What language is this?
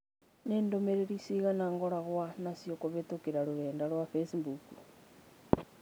Kikuyu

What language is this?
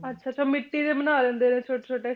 Punjabi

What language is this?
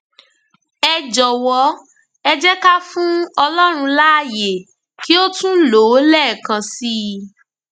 Yoruba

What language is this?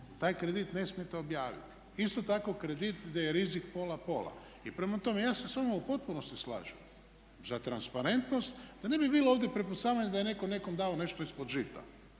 Croatian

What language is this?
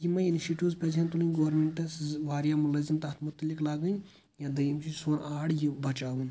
Kashmiri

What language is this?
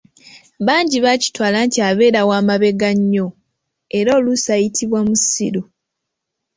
Ganda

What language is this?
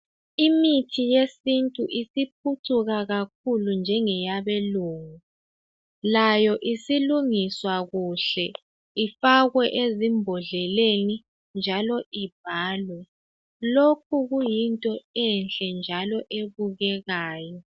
North Ndebele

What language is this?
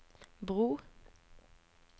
Norwegian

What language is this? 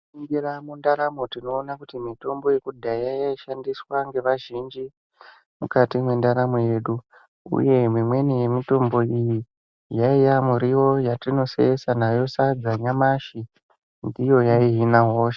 Ndau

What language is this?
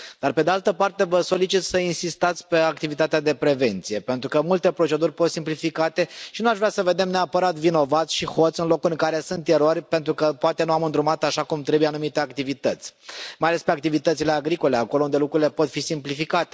Romanian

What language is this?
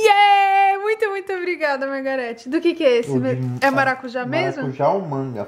Portuguese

